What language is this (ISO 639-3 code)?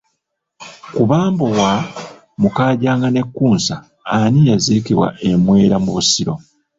lug